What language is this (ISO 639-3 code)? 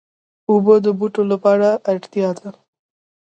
pus